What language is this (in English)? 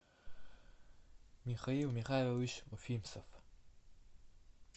Russian